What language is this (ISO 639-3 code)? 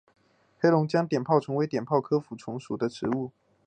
zho